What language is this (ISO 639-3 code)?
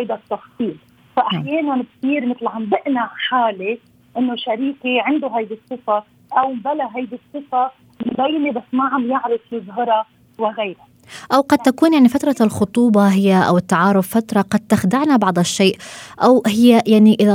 ara